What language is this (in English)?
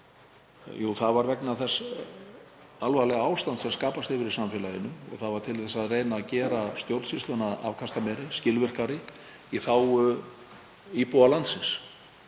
Icelandic